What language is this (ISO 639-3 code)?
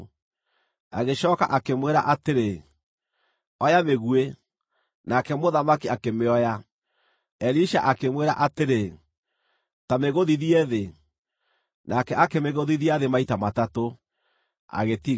kik